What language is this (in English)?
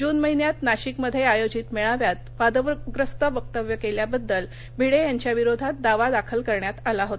Marathi